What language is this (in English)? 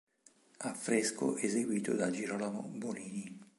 Italian